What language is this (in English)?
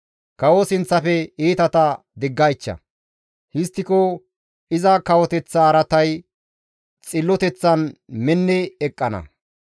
Gamo